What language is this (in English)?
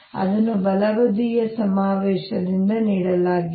Kannada